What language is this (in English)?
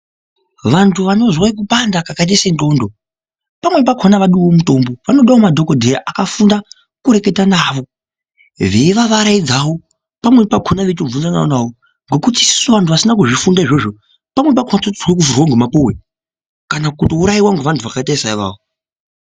Ndau